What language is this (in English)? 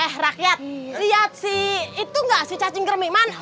Indonesian